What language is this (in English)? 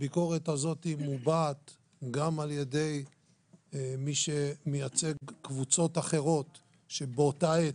Hebrew